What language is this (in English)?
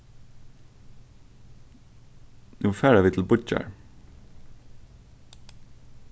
Faroese